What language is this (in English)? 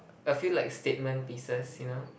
English